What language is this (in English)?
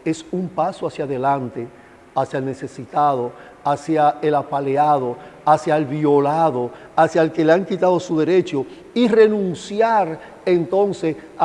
Spanish